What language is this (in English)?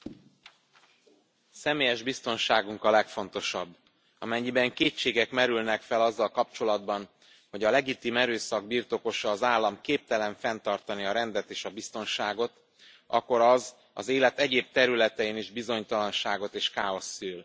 Hungarian